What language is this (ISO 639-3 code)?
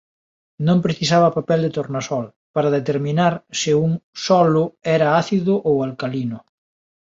glg